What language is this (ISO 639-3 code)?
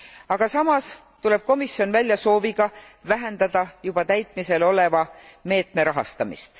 est